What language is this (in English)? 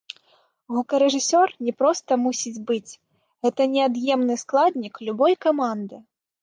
Belarusian